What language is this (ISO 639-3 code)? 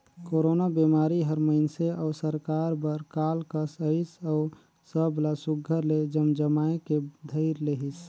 hne